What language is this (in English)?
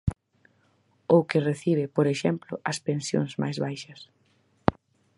Galician